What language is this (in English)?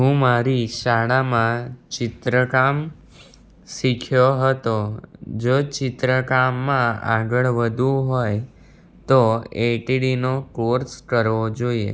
Gujarati